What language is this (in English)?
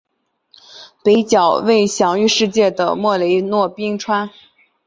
Chinese